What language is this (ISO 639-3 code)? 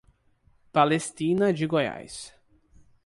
por